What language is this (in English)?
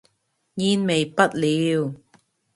Cantonese